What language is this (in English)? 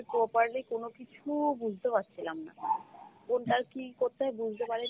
Bangla